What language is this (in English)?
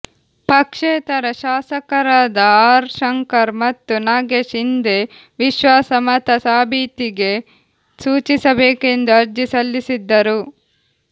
Kannada